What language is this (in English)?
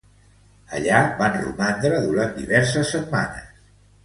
Catalan